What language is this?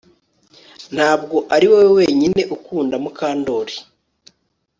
Kinyarwanda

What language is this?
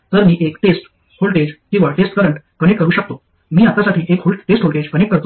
Marathi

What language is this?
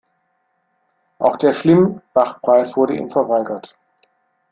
German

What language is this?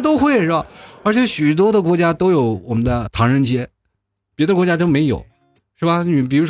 Chinese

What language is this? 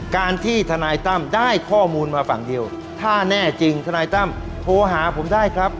Thai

